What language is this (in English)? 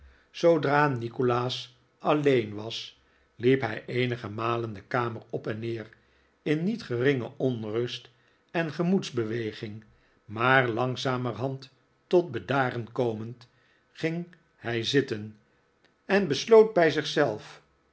Dutch